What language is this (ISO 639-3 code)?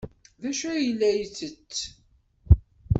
kab